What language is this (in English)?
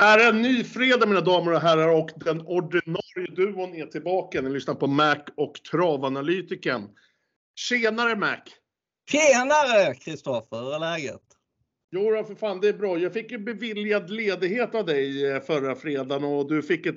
Swedish